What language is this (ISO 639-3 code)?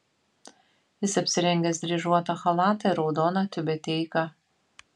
lit